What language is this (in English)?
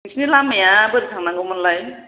Bodo